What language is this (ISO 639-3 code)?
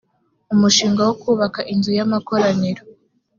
kin